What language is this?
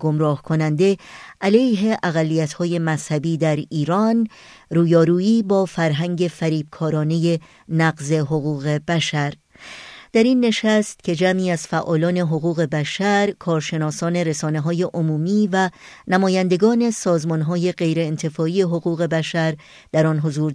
Persian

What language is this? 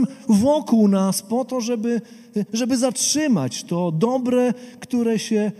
Polish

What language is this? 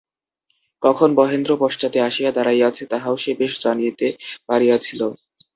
Bangla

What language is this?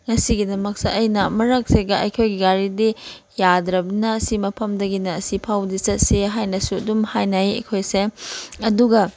Manipuri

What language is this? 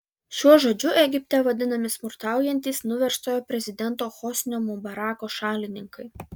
Lithuanian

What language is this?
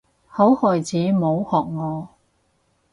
Cantonese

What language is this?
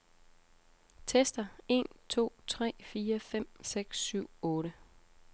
Danish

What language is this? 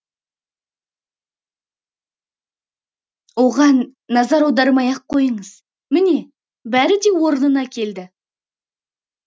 Kazakh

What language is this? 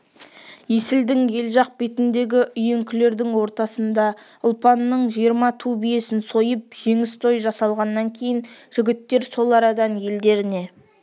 Kazakh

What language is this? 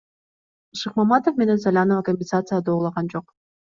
Kyrgyz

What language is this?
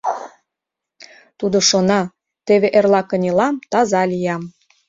Mari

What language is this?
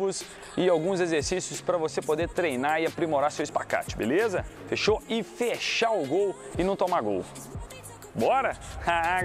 Portuguese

